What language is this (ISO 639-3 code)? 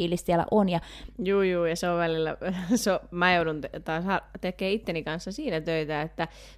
fin